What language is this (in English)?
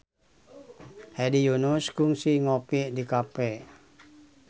Sundanese